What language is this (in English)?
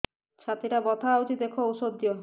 Odia